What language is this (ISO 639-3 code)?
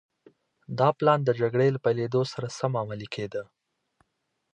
pus